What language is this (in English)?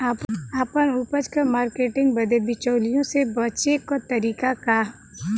Bhojpuri